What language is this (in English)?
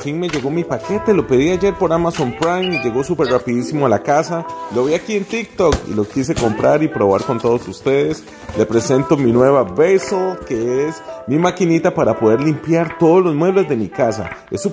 Spanish